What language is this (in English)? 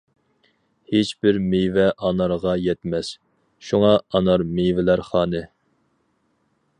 Uyghur